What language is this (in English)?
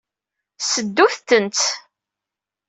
Kabyle